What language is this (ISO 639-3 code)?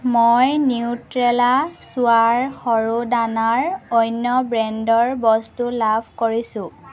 asm